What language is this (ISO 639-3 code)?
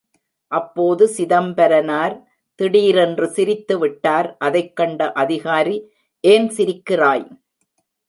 tam